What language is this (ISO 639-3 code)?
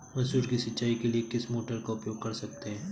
hin